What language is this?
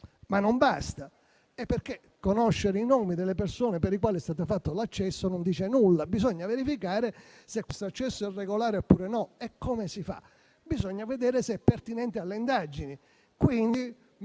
Italian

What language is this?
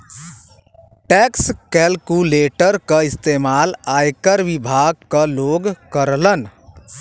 Bhojpuri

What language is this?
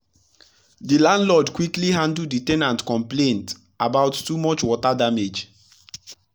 Nigerian Pidgin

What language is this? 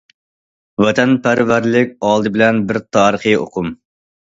Uyghur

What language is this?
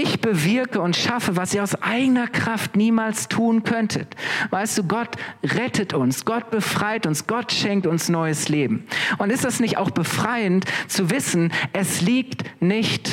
German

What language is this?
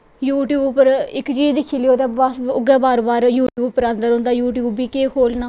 Dogri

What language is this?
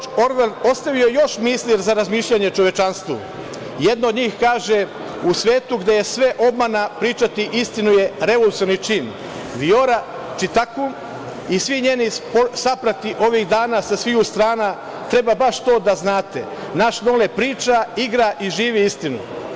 Serbian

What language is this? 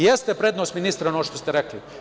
Serbian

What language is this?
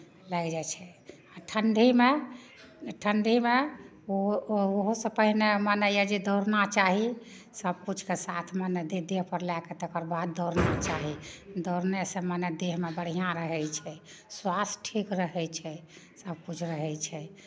Maithili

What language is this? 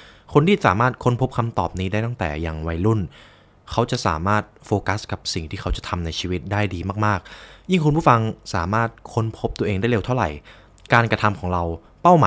Thai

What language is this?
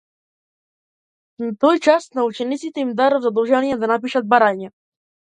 Macedonian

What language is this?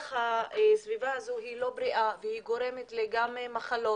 Hebrew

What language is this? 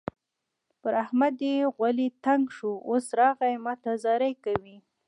Pashto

